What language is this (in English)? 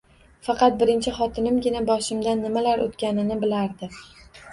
Uzbek